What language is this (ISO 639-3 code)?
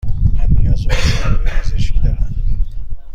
fas